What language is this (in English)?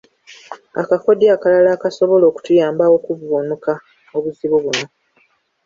Ganda